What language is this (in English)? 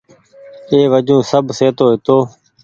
Goaria